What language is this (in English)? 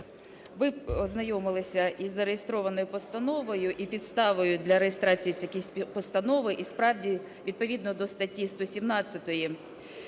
Ukrainian